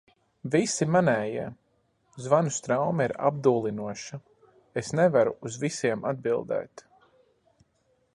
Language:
Latvian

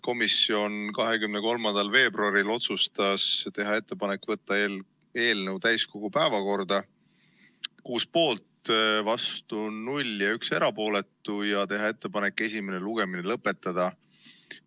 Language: Estonian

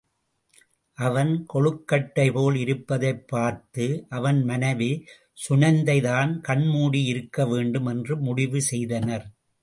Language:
Tamil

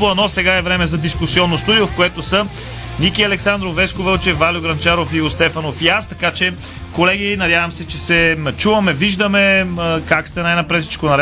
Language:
Bulgarian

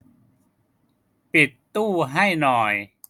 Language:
Thai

